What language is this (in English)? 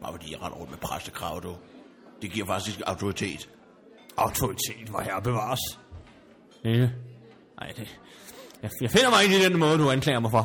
Danish